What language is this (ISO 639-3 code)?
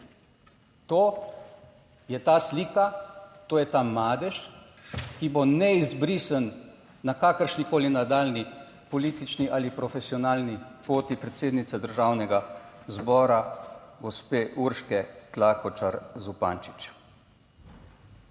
slv